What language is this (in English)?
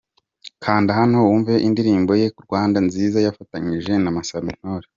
Kinyarwanda